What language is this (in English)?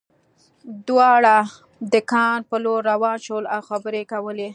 Pashto